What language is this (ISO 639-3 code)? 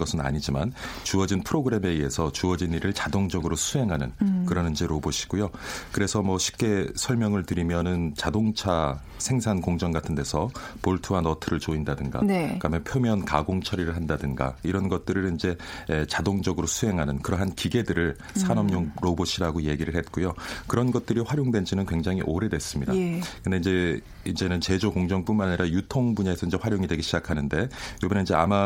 kor